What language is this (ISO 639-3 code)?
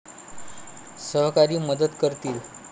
mar